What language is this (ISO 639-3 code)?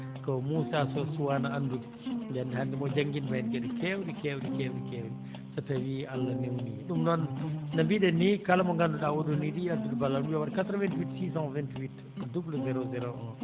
ful